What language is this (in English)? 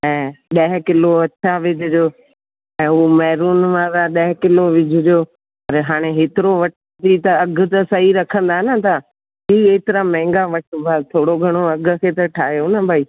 Sindhi